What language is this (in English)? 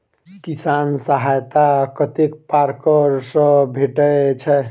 Maithili